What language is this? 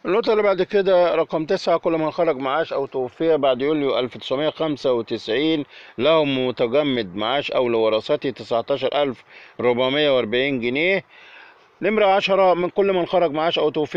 Arabic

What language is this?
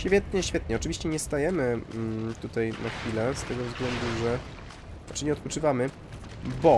Polish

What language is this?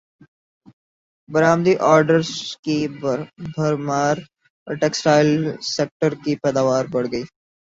Urdu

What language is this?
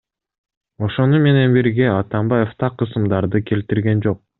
Kyrgyz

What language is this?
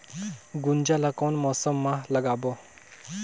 Chhattisgarhi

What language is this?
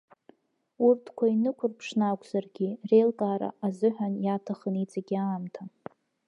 Abkhazian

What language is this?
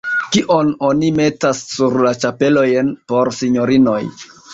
Esperanto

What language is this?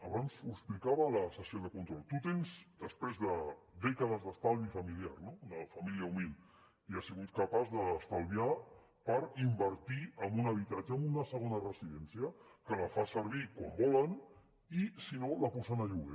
Catalan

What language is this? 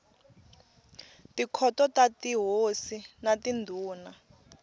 Tsonga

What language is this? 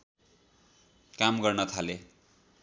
Nepali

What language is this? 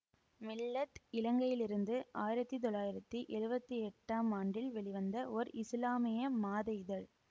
Tamil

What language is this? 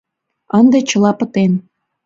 Mari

